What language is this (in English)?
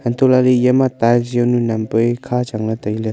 Wancho Naga